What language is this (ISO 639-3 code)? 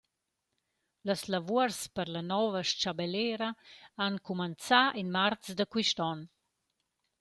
roh